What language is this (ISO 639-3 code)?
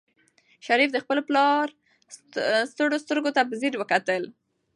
pus